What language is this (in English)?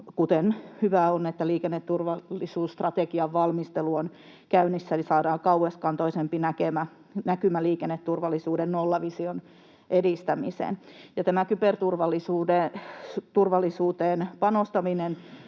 Finnish